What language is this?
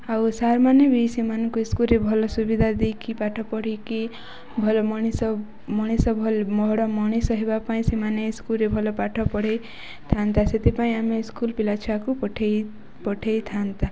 Odia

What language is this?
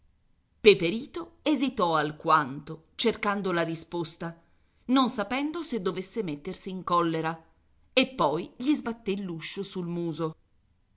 Italian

